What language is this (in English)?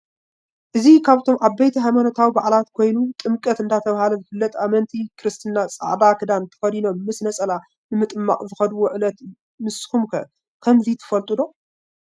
Tigrinya